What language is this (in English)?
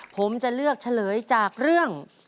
Thai